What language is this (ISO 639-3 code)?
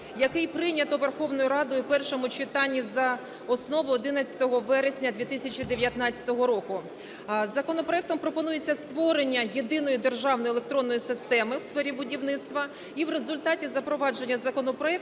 ukr